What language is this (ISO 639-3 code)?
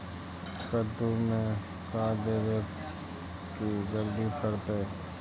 mag